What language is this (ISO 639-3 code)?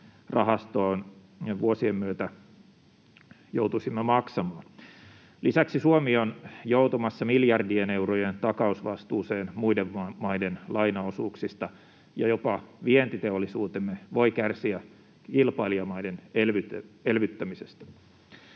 fin